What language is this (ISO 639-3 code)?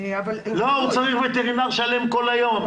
heb